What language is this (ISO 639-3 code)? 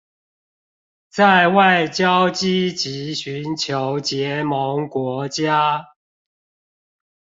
zho